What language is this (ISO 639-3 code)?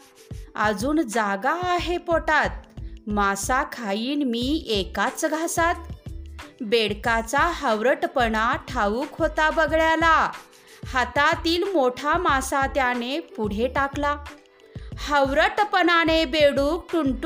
mar